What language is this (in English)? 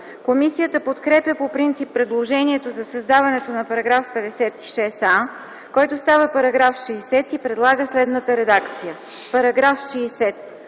Bulgarian